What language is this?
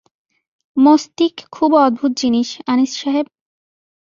Bangla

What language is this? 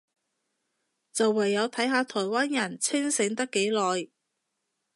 Cantonese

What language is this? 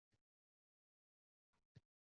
Uzbek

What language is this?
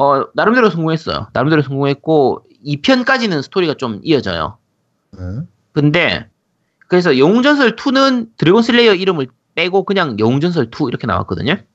Korean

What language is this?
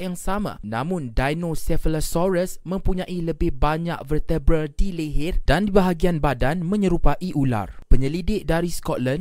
Malay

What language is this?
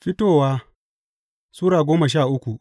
Hausa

